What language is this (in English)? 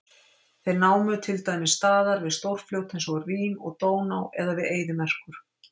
Icelandic